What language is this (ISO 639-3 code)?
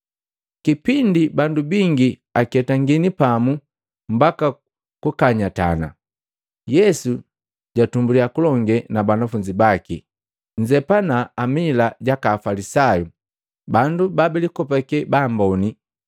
mgv